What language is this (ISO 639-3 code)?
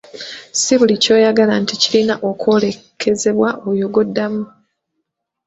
lug